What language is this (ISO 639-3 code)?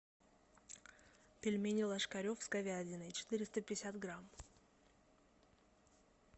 rus